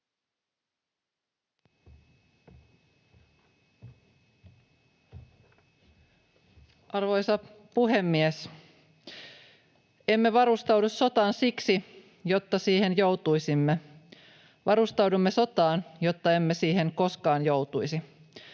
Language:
Finnish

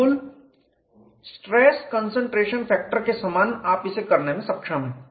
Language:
Hindi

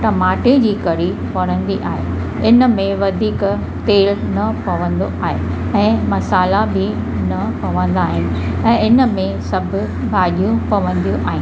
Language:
Sindhi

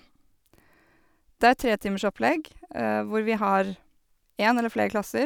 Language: Norwegian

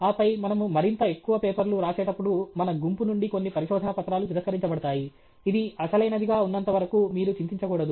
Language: Telugu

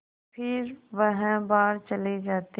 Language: Hindi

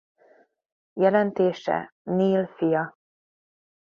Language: Hungarian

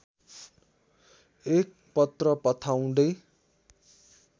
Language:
Nepali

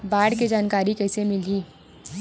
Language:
Chhattisgarhi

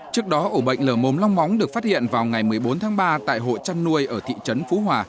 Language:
Vietnamese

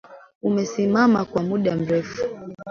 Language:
Swahili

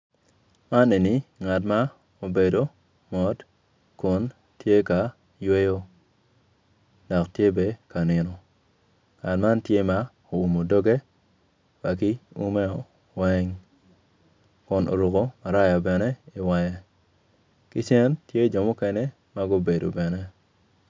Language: Acoli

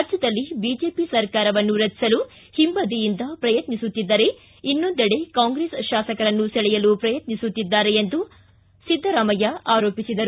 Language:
Kannada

